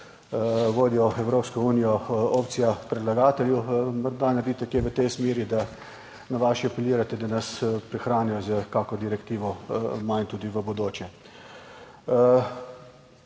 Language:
Slovenian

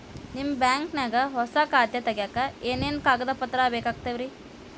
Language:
Kannada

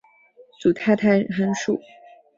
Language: Chinese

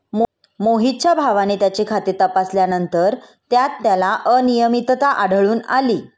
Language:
Marathi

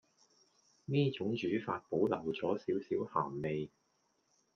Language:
Cantonese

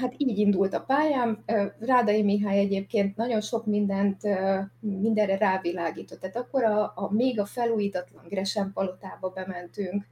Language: Hungarian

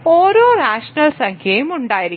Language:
Malayalam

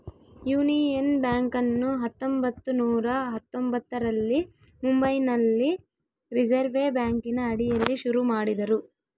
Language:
Kannada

